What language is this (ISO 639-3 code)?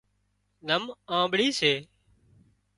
kxp